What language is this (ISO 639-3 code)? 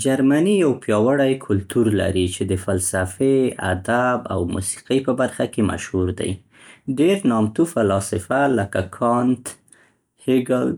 pst